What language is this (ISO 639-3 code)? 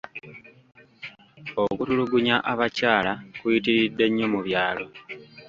lug